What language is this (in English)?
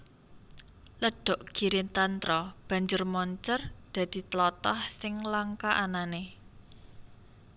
Javanese